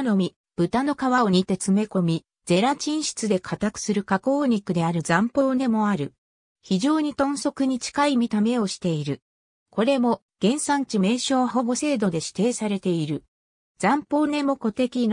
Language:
Japanese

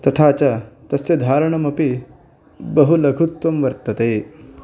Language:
Sanskrit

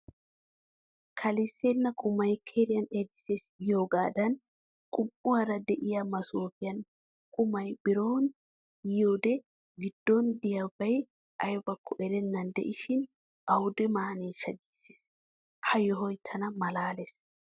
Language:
Wolaytta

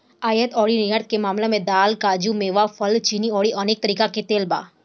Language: Bhojpuri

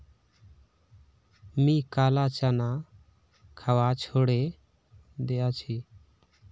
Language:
Magahi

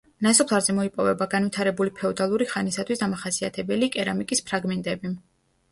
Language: Georgian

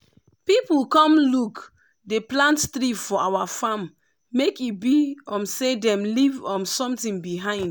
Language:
Nigerian Pidgin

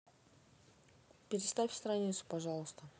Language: Russian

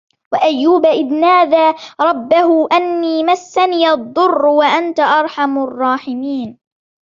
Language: Arabic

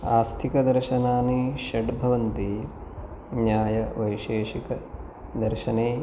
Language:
Sanskrit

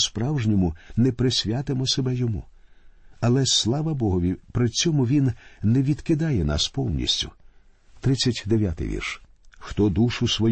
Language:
Ukrainian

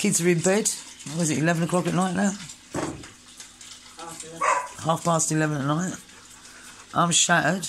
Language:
English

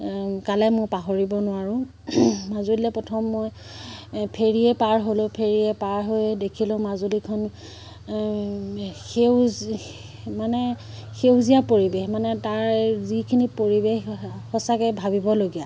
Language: Assamese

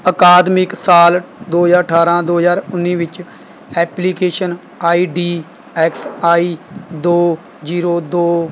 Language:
Punjabi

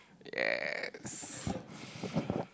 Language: English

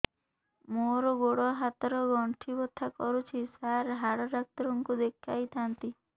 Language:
Odia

